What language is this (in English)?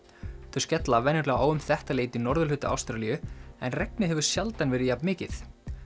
Icelandic